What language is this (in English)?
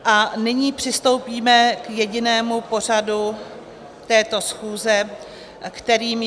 Czech